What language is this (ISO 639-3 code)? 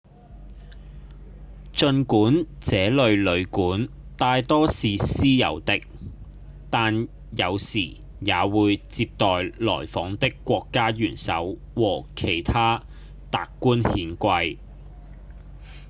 yue